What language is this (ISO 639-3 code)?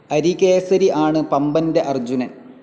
mal